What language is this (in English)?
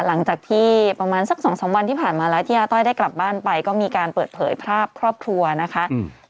Thai